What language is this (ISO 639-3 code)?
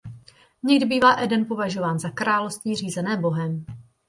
ces